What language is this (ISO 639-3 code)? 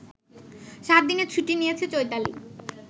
ben